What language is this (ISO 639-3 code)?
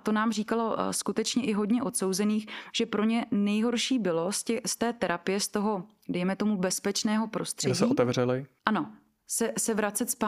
ces